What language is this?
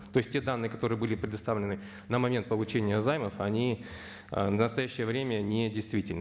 Kazakh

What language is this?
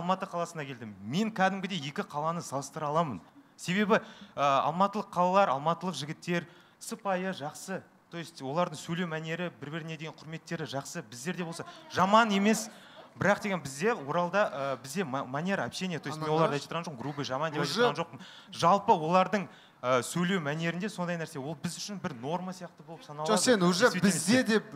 Turkish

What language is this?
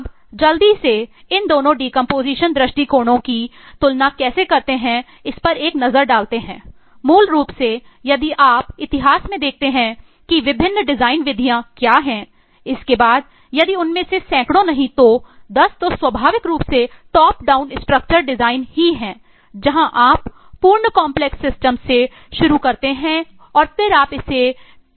Hindi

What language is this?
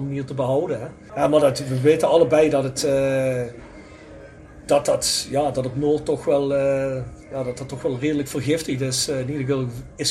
Dutch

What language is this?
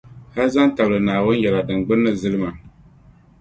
Dagbani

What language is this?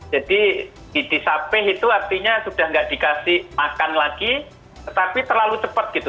Indonesian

